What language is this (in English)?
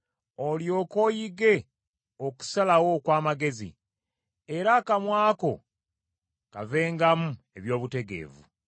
Ganda